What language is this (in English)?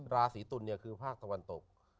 Thai